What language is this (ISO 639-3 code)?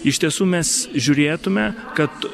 lit